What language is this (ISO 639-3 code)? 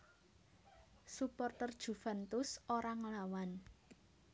jav